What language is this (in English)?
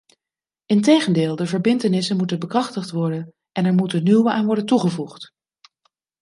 Dutch